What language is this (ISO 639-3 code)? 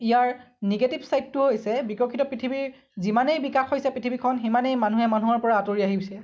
asm